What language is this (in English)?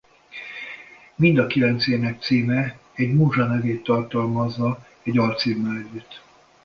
Hungarian